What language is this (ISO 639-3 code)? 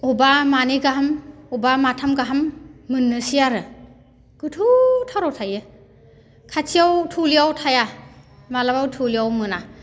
brx